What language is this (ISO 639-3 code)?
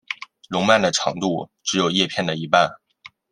zho